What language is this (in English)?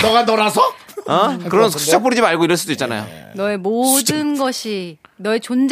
Korean